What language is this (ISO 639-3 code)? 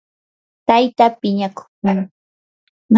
qur